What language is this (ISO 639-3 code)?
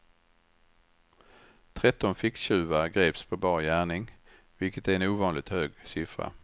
swe